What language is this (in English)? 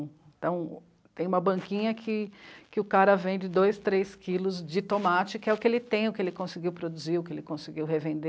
Portuguese